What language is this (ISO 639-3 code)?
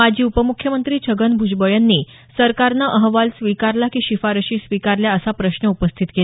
mar